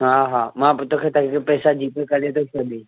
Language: Sindhi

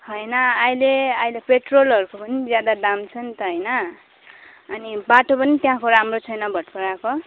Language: Nepali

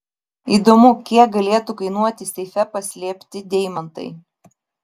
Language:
Lithuanian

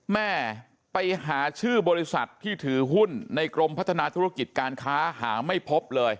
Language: Thai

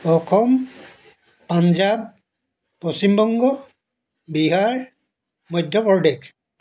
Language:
Assamese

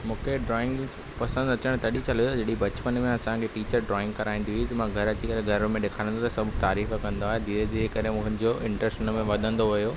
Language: Sindhi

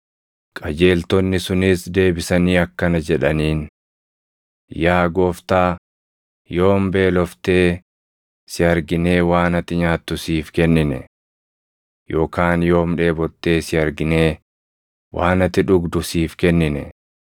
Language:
Oromo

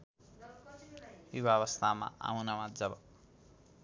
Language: Nepali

